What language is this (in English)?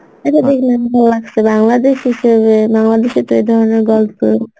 Bangla